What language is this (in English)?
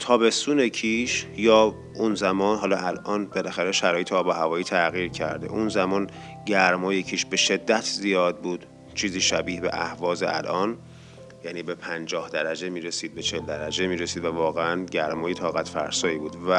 Persian